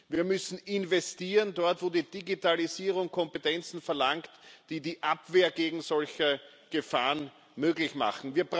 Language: German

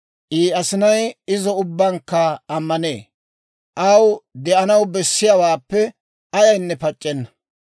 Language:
Dawro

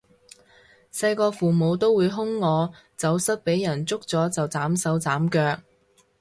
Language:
Cantonese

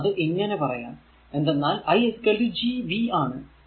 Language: Malayalam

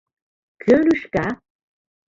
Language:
Mari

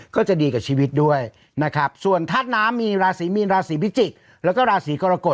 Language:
Thai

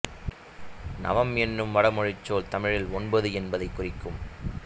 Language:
Tamil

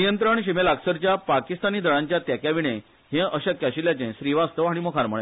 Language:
Konkani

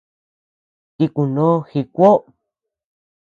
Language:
Tepeuxila Cuicatec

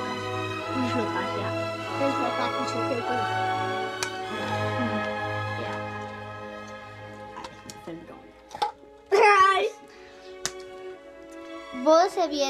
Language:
Danish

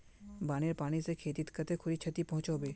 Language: Magahi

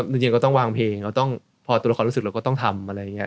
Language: Thai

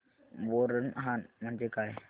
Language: Marathi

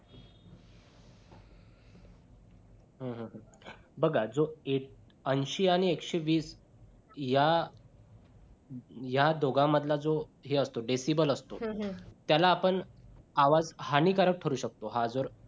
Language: Marathi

